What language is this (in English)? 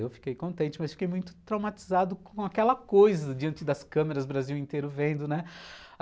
Portuguese